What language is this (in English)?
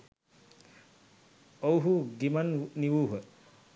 Sinhala